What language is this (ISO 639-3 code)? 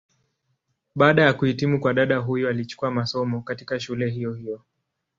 swa